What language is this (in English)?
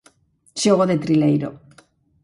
Galician